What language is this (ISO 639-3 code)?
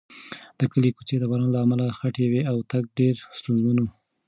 pus